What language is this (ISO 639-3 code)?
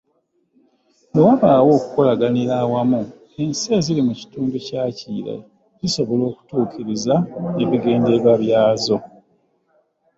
lug